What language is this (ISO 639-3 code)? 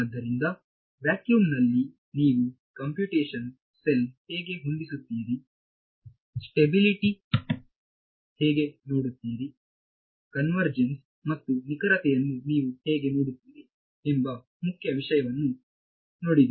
kan